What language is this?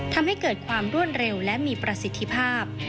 Thai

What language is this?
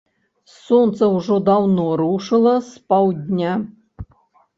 Belarusian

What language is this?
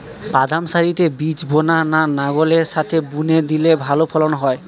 Bangla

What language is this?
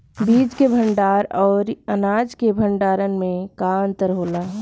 Bhojpuri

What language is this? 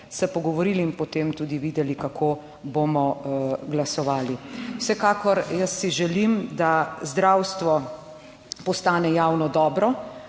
Slovenian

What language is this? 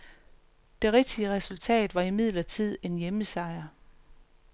Danish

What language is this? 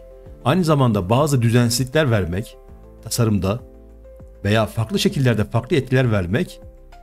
Turkish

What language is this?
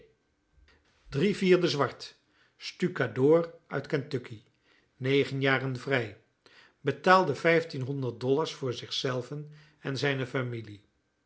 Dutch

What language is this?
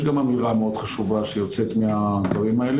Hebrew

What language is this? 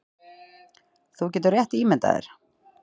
Icelandic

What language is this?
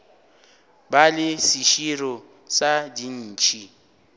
Northern Sotho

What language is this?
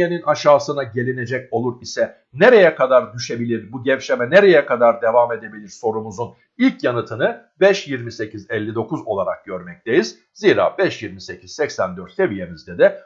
Turkish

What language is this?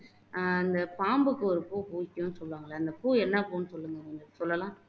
Tamil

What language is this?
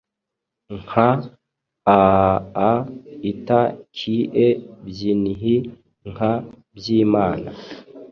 Kinyarwanda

